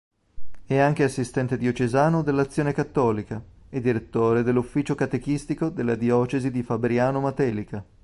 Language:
Italian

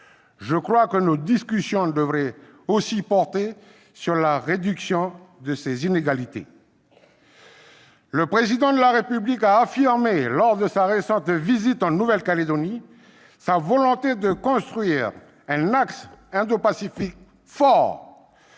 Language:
French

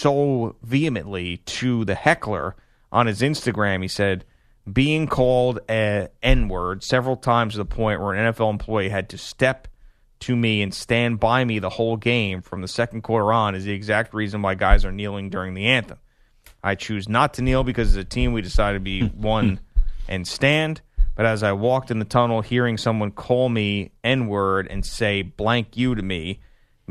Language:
English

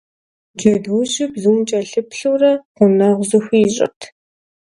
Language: Kabardian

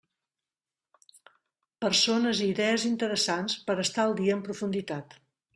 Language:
Catalan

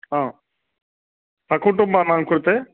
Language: Sanskrit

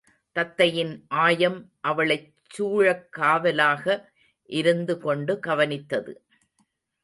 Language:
Tamil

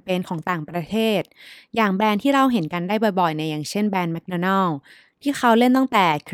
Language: Thai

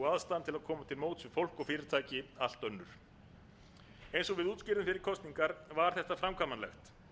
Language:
Icelandic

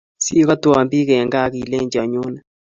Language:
Kalenjin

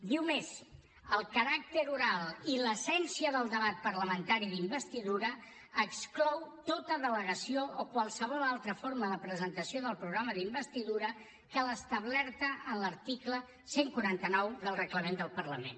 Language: Catalan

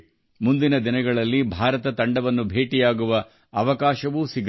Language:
Kannada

